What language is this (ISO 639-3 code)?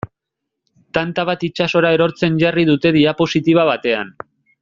eus